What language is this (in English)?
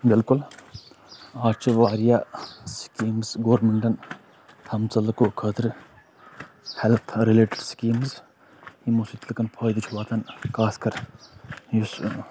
Kashmiri